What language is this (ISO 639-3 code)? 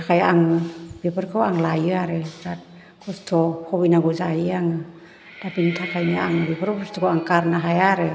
brx